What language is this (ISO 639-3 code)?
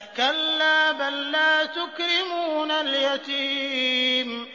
ara